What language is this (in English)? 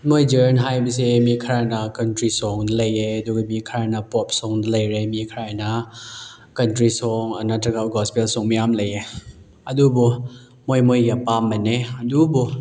Manipuri